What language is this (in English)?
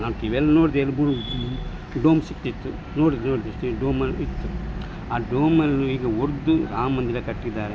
Kannada